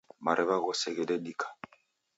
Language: Taita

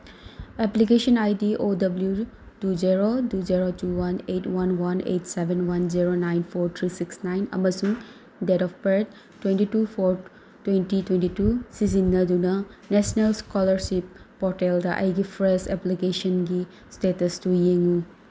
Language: Manipuri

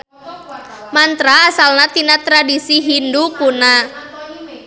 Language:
Sundanese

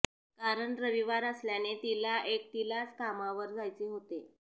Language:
Marathi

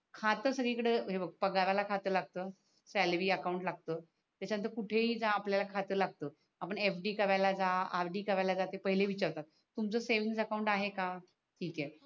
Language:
Marathi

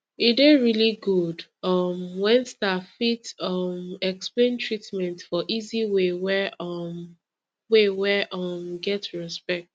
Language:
Nigerian Pidgin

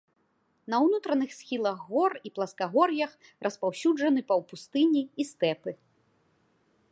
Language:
Belarusian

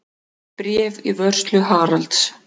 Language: Icelandic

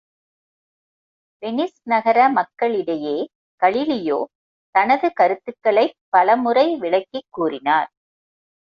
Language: Tamil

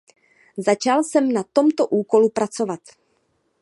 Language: Czech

